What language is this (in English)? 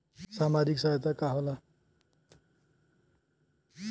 Bhojpuri